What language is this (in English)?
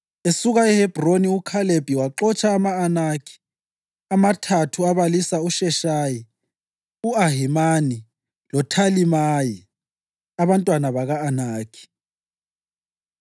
North Ndebele